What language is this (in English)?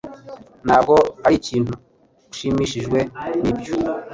Kinyarwanda